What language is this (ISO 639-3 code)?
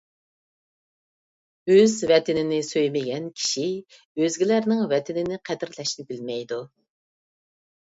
uig